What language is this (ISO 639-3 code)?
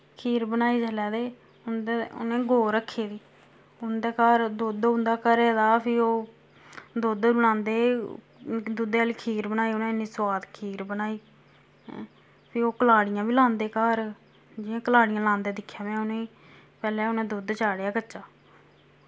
doi